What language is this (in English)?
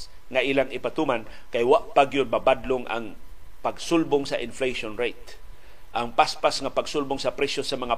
Filipino